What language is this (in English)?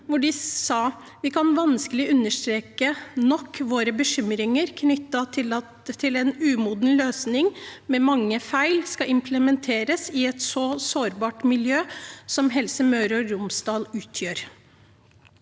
Norwegian